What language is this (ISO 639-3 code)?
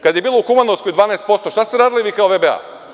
srp